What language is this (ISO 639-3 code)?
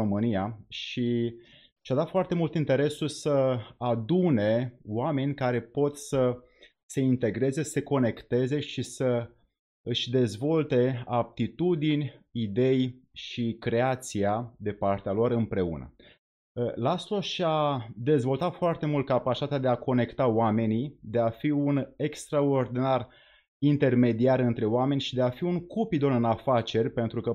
ron